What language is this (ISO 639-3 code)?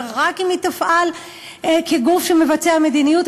heb